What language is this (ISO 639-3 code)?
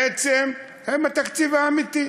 heb